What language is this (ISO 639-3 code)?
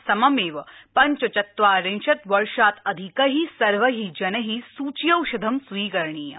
san